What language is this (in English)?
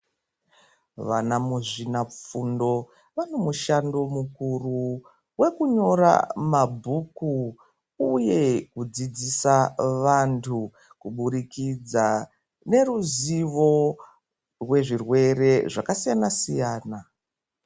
Ndau